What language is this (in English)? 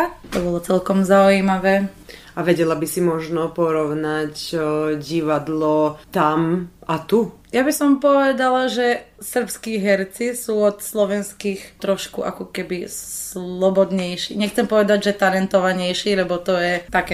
Slovak